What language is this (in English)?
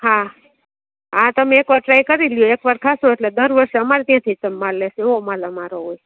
Gujarati